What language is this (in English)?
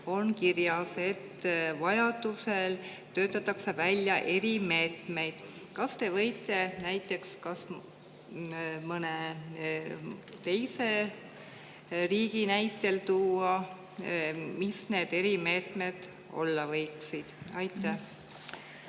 Estonian